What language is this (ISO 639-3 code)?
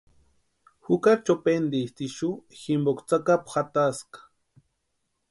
pua